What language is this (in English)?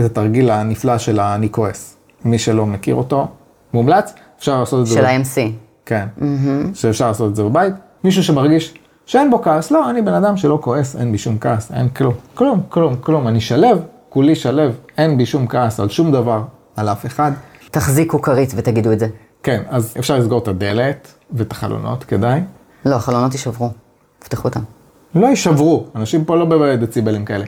Hebrew